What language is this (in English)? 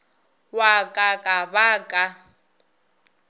Northern Sotho